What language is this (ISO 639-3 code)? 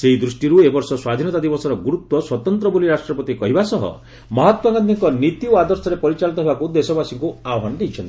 ori